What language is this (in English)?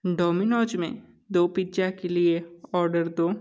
Hindi